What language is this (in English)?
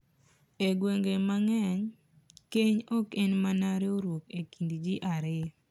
Luo (Kenya and Tanzania)